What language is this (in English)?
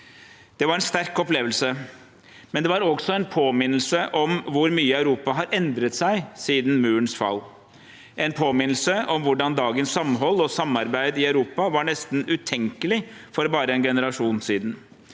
Norwegian